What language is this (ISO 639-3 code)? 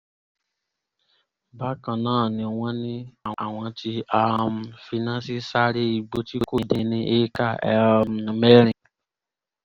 yor